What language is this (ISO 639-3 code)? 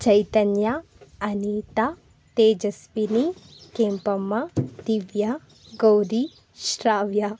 kan